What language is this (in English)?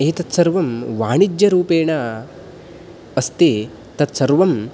Sanskrit